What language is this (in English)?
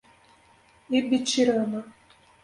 Portuguese